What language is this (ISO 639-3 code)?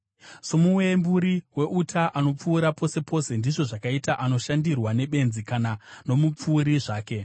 sna